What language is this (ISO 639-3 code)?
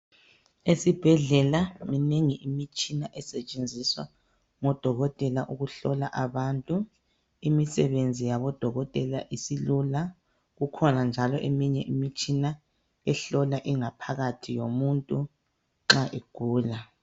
nde